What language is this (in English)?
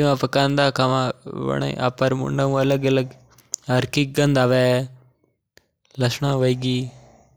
Mewari